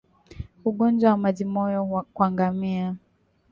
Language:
Swahili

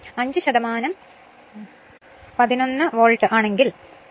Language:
Malayalam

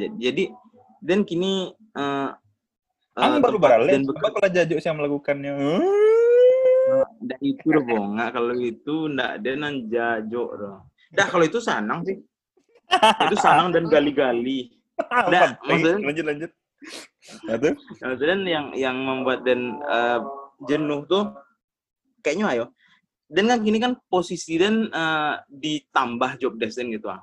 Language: Indonesian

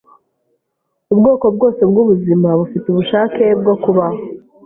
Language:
Kinyarwanda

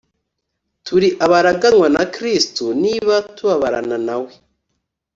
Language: Kinyarwanda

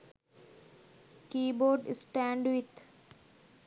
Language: Sinhala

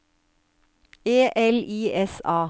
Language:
Norwegian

